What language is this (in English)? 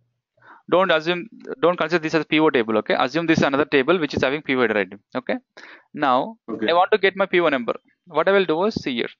English